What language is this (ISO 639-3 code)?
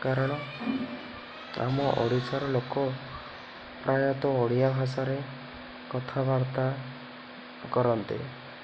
ori